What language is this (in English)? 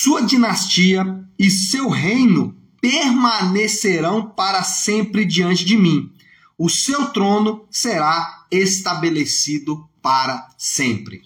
Portuguese